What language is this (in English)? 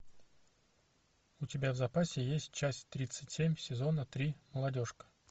Russian